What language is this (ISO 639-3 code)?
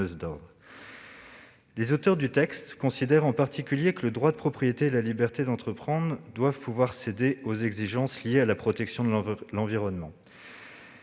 fra